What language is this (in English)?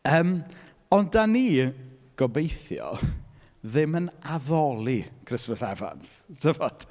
Welsh